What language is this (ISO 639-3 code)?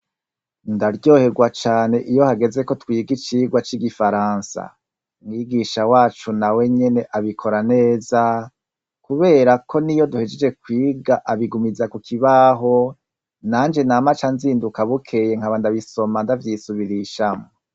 run